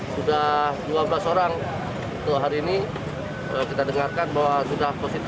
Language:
Indonesian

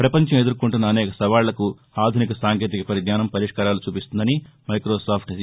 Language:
Telugu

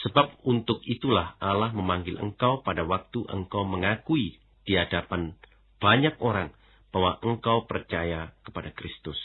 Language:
Indonesian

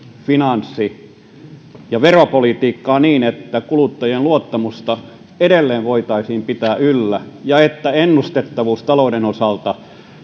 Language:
Finnish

